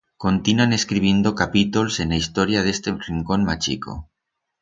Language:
Aragonese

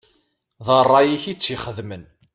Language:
Kabyle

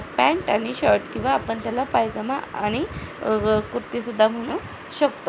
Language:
Marathi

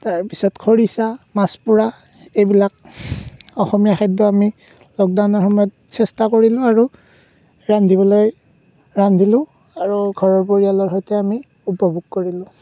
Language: Assamese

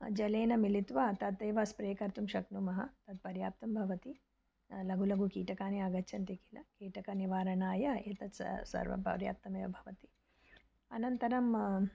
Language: Sanskrit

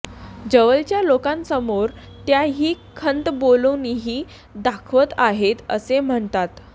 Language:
Marathi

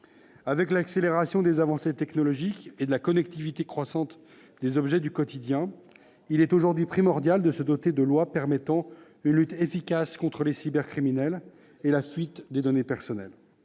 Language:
French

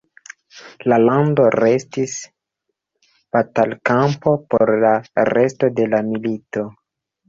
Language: Esperanto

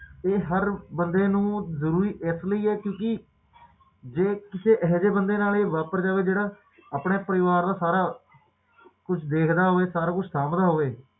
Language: Punjabi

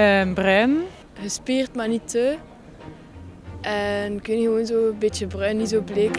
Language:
Dutch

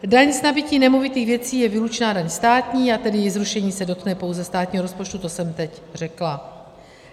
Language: Czech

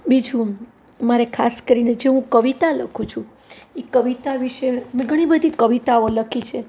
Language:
Gujarati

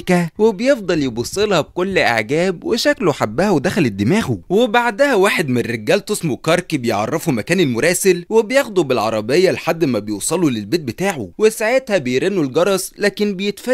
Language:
Arabic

